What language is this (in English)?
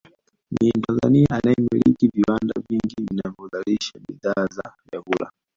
Swahili